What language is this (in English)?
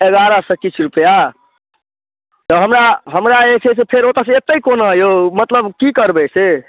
Maithili